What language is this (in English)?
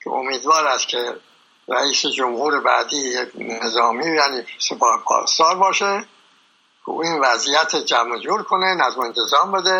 Persian